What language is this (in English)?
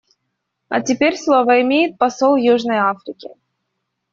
Russian